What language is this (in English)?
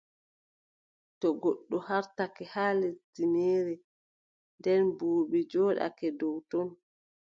Adamawa Fulfulde